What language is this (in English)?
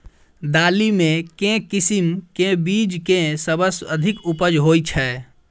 Maithili